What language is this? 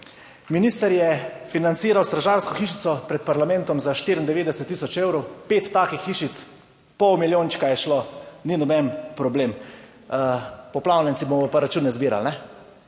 Slovenian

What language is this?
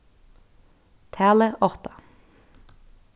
Faroese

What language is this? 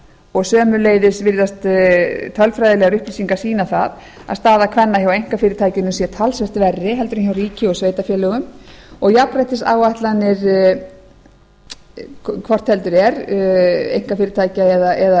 Icelandic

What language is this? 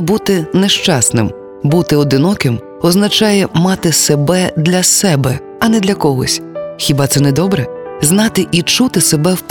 Ukrainian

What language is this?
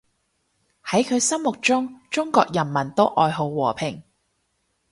Cantonese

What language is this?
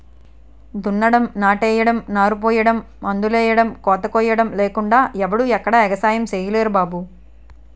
Telugu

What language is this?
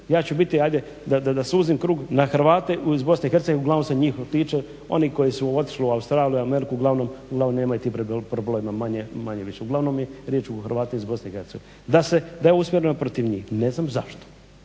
Croatian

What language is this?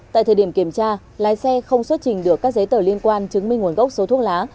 Vietnamese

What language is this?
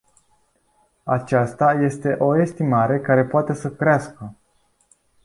Romanian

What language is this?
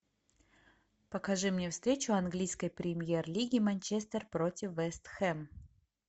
Russian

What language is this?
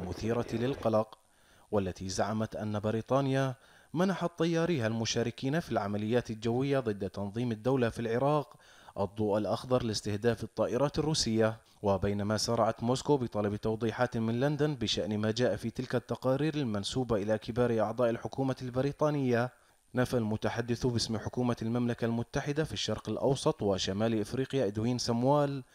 Arabic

